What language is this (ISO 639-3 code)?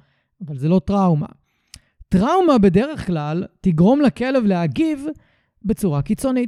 heb